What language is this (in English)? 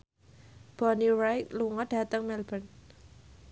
Javanese